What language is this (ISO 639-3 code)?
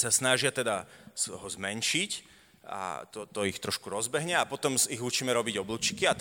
slk